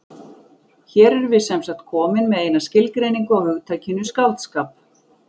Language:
Icelandic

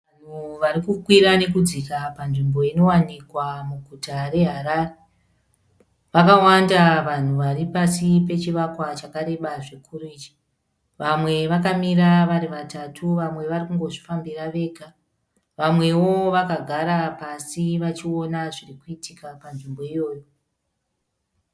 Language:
Shona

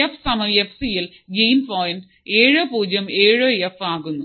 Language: Malayalam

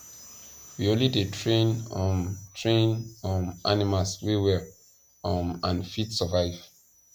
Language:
Nigerian Pidgin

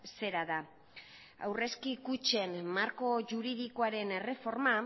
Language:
Basque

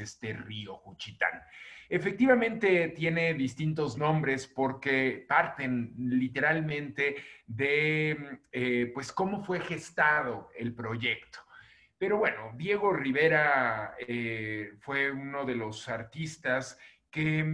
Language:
Spanish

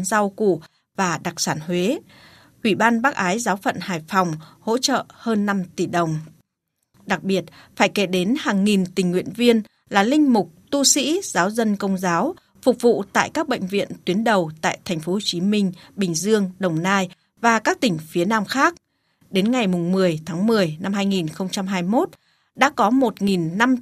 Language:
Vietnamese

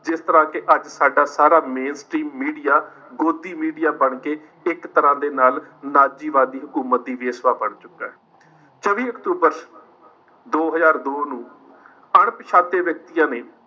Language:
Punjabi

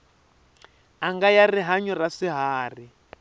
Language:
Tsonga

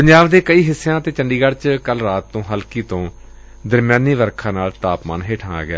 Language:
Punjabi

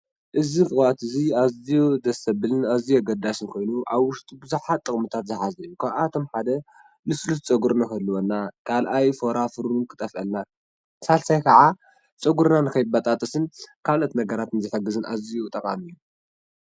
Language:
Tigrinya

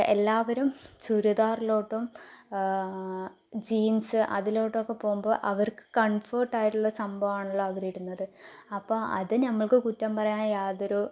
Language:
Malayalam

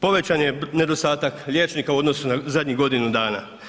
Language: Croatian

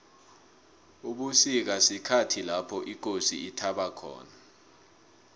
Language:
South Ndebele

